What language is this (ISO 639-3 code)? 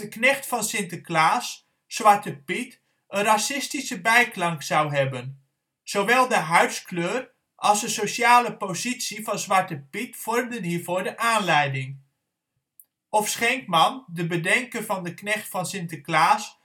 nld